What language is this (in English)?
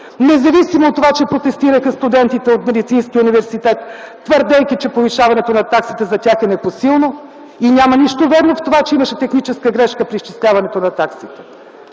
Bulgarian